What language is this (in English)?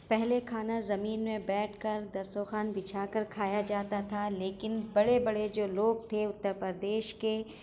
Urdu